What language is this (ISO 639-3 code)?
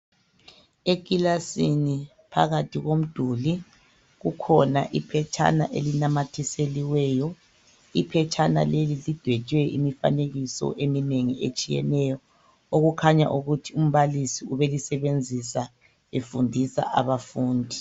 nde